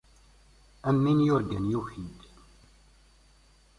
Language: Kabyle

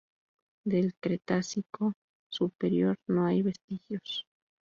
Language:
Spanish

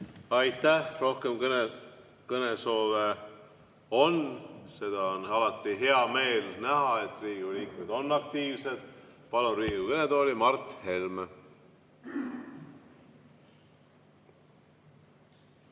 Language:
Estonian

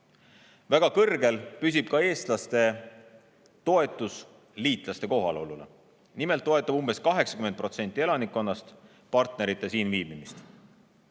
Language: Estonian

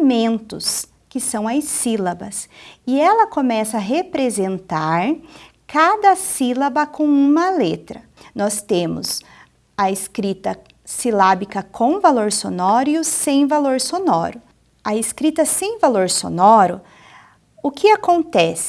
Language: Portuguese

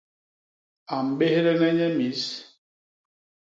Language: Basaa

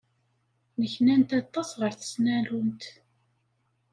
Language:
Kabyle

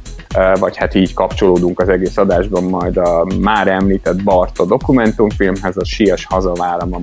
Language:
Hungarian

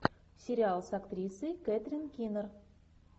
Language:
Russian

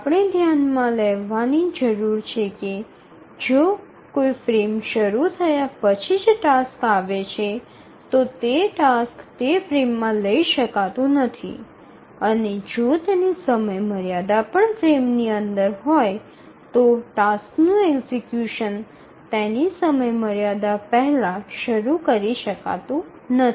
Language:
Gujarati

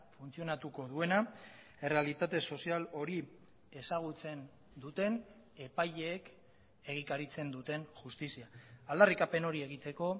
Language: Basque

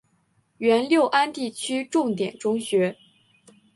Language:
Chinese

